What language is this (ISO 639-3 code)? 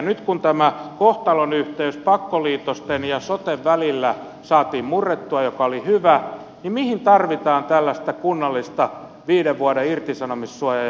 fin